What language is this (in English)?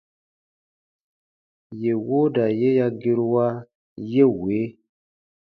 Baatonum